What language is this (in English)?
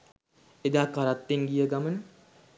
Sinhala